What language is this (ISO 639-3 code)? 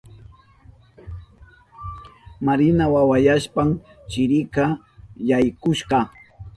qup